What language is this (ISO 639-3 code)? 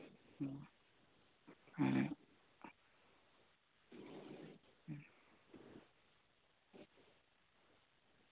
sat